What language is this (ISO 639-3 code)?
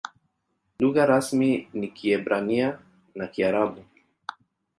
swa